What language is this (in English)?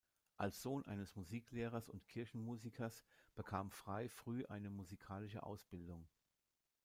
German